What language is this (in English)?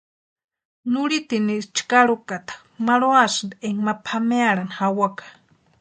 Western Highland Purepecha